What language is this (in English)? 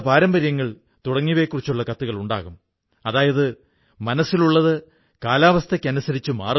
Malayalam